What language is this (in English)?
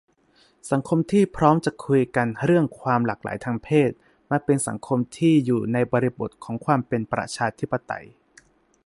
Thai